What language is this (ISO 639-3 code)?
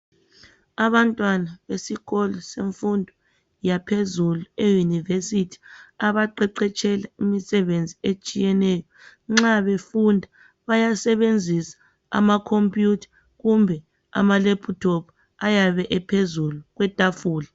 nde